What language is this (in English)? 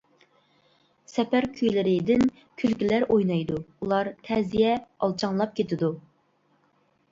Uyghur